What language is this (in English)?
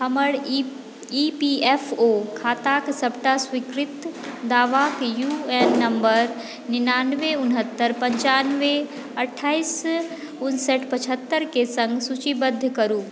Maithili